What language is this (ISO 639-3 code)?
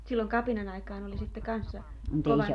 fin